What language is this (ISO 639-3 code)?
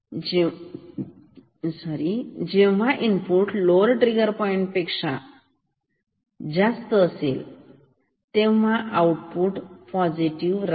mar